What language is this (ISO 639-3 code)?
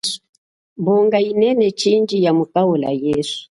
cjk